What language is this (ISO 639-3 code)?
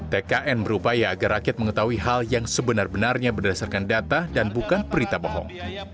ind